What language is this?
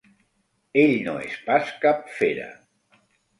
Catalan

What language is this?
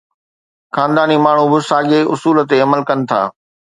Sindhi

